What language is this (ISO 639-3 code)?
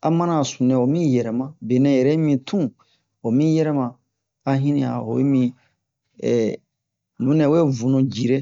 bmq